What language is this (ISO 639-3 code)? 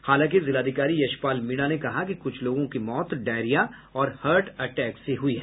hin